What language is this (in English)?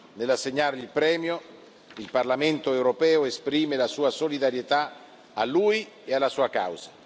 Italian